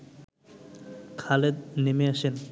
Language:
Bangla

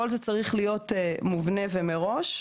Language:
Hebrew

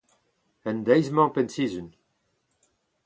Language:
Breton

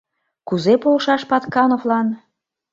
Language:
Mari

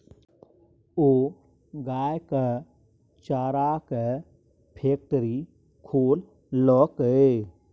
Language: Maithili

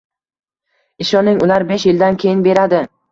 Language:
Uzbek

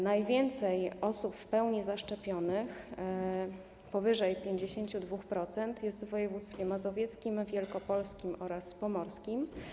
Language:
Polish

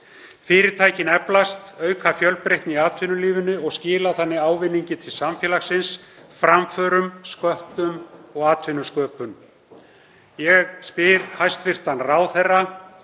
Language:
Icelandic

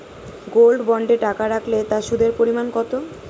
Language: Bangla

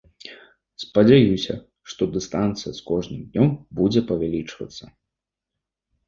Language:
Belarusian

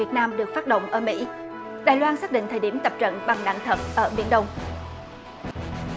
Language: Vietnamese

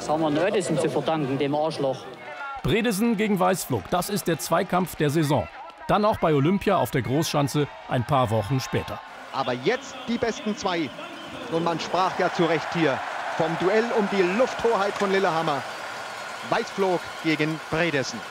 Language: German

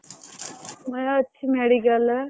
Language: Odia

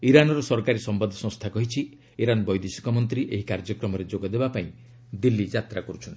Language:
Odia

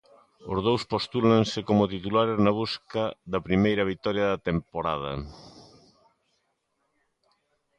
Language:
Galician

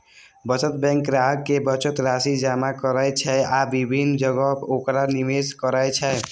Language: Maithili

